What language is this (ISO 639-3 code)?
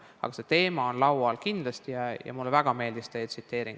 est